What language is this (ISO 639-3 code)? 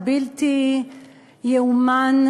heb